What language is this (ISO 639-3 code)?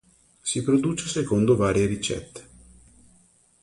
ita